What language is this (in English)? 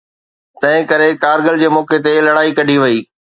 Sindhi